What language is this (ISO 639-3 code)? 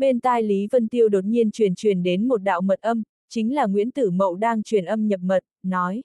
vie